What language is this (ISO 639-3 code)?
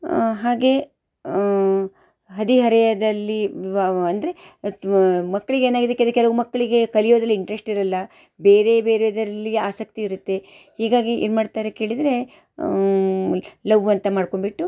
kan